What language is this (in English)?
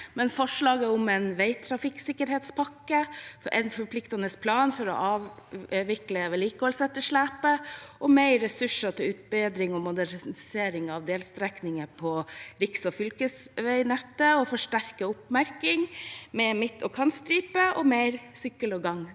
Norwegian